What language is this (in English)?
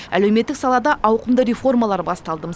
Kazakh